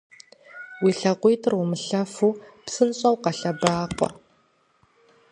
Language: Kabardian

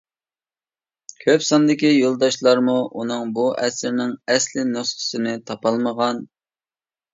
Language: Uyghur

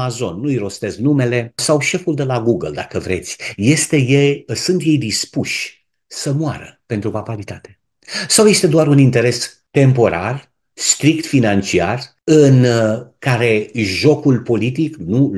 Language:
Romanian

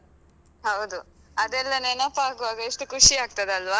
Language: Kannada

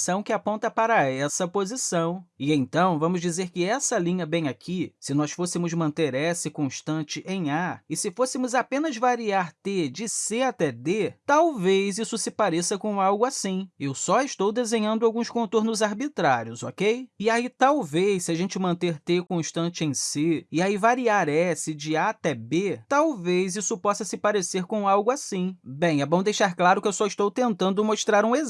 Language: Portuguese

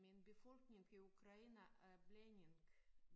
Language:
Danish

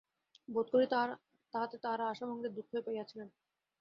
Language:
Bangla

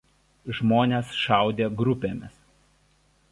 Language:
Lithuanian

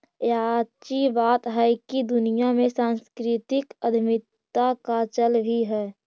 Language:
Magahi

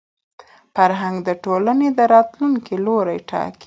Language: Pashto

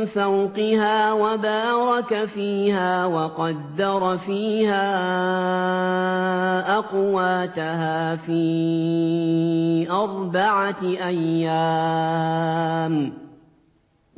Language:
Arabic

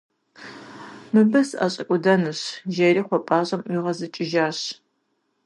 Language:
Kabardian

